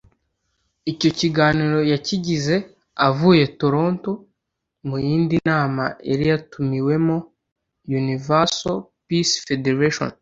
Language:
Kinyarwanda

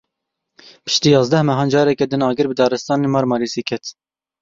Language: Kurdish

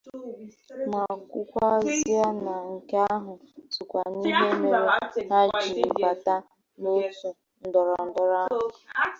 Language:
Igbo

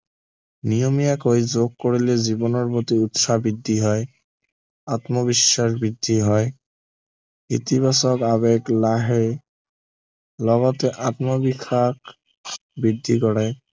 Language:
Assamese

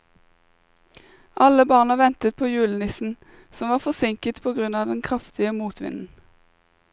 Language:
Norwegian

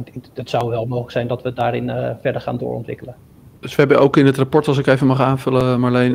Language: Dutch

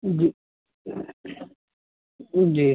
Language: Urdu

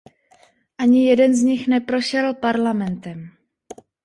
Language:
Czech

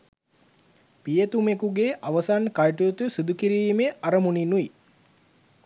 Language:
Sinhala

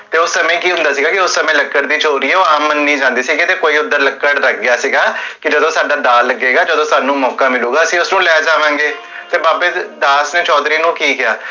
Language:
Punjabi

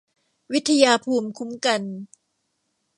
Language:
Thai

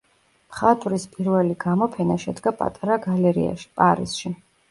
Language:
Georgian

